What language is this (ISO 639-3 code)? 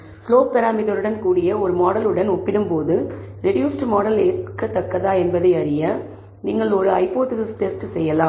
tam